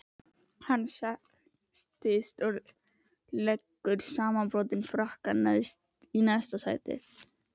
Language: Icelandic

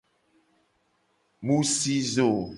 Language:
Gen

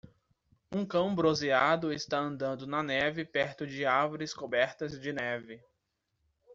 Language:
Portuguese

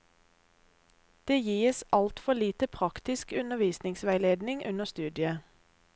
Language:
Norwegian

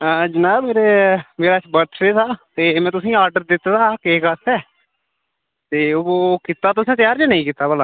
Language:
Dogri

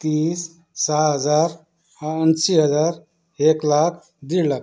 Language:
Marathi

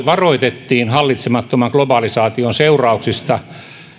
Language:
Finnish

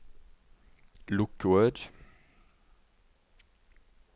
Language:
Norwegian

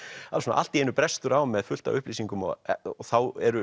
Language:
Icelandic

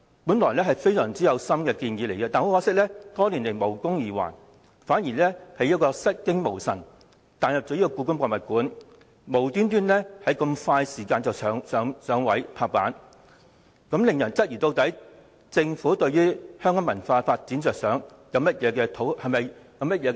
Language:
Cantonese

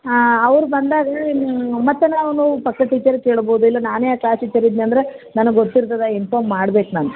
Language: Kannada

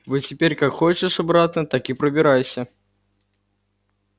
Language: Russian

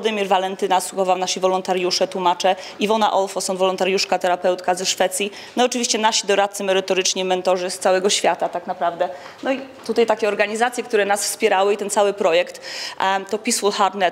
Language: Polish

